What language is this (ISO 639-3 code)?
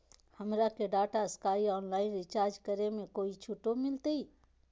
mag